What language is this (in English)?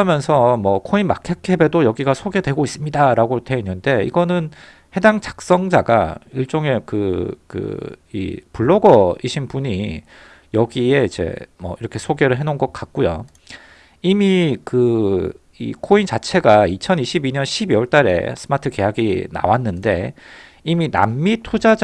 Korean